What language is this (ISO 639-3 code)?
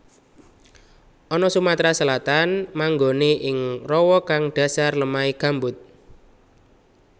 jav